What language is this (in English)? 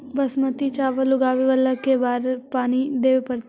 Magahi